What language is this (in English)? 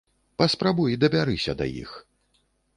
Belarusian